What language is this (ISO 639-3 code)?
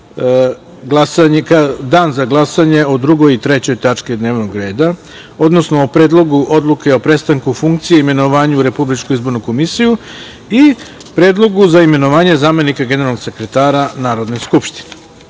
srp